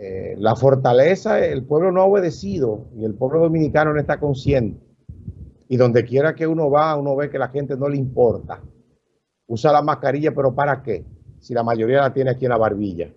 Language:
Spanish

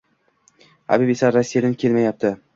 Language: Uzbek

